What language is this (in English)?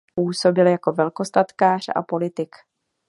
Czech